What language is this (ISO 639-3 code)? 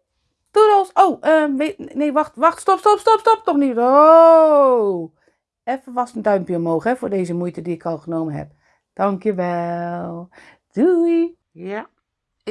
nld